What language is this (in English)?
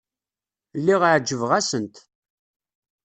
Kabyle